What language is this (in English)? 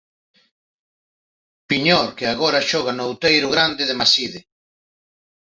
Galician